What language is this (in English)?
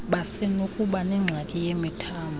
Xhosa